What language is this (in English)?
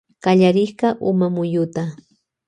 Loja Highland Quichua